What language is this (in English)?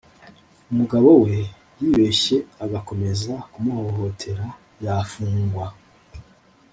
Kinyarwanda